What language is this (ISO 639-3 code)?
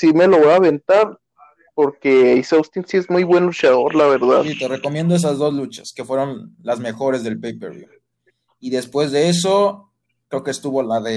spa